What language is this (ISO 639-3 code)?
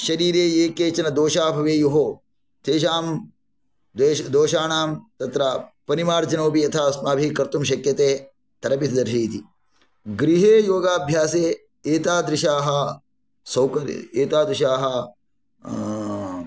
san